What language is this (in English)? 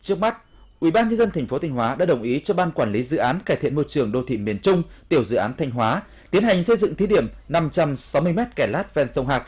Vietnamese